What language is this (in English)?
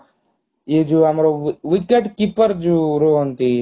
Odia